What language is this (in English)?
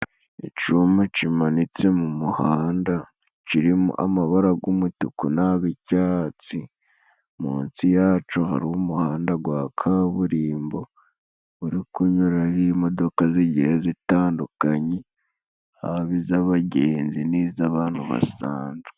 Kinyarwanda